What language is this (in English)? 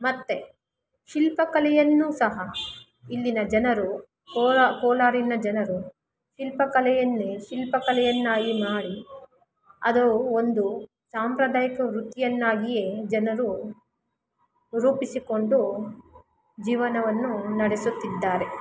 Kannada